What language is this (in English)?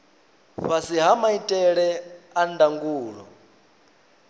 Venda